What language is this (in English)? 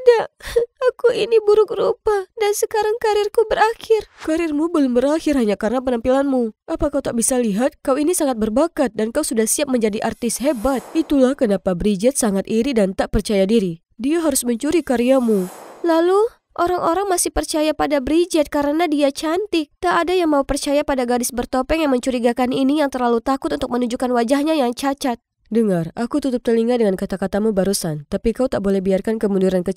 Indonesian